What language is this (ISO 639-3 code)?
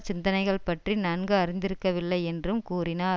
tam